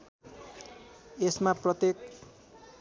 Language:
Nepali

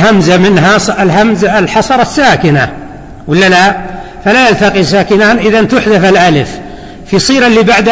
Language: Arabic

